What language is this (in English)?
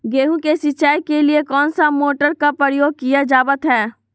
Magahi